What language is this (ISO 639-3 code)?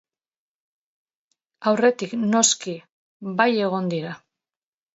eus